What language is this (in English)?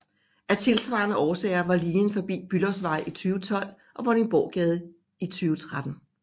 Danish